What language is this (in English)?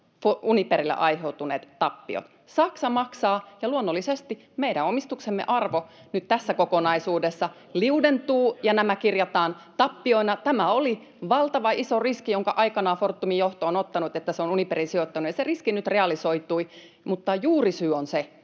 Finnish